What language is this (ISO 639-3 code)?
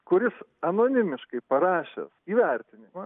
lit